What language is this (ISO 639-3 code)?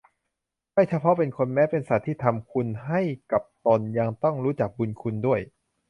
tha